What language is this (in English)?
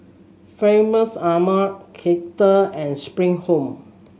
English